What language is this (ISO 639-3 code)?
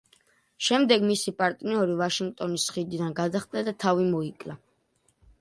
kat